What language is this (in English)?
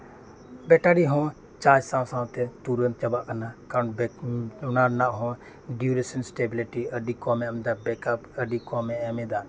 Santali